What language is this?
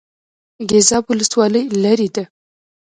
Pashto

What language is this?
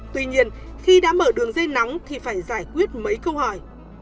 Vietnamese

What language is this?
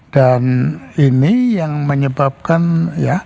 Indonesian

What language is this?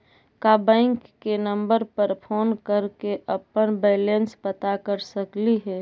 Magahi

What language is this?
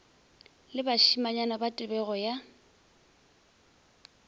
Northern Sotho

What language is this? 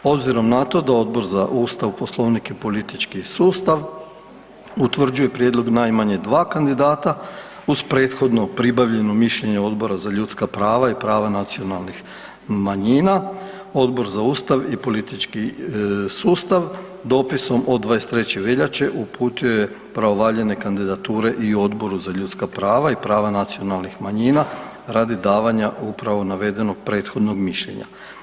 Croatian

